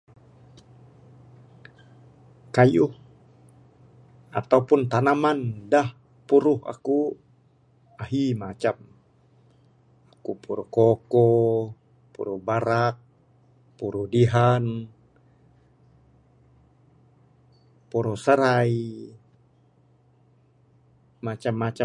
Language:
Bukar-Sadung Bidayuh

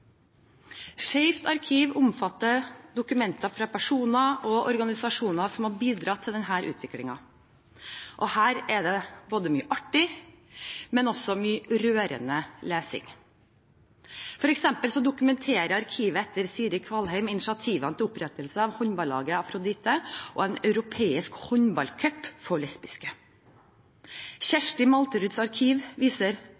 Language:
Norwegian Bokmål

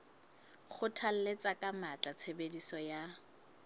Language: Southern Sotho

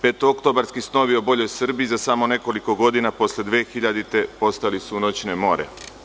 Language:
Serbian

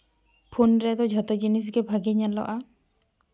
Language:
Santali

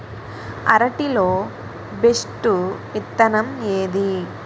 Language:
Telugu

